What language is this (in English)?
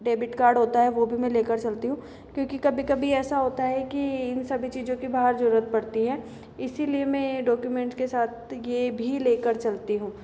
Hindi